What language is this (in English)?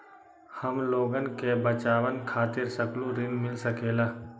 Magahi